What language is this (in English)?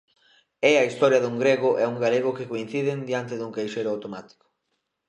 Galician